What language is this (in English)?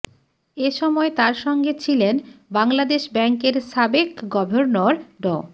Bangla